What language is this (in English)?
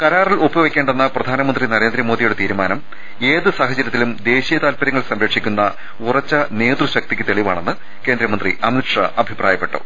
Malayalam